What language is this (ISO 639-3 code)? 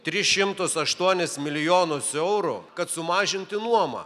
lit